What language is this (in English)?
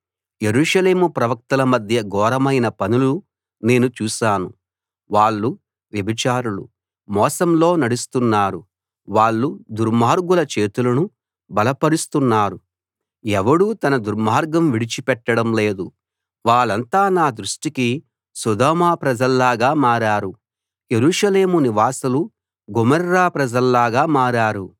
Telugu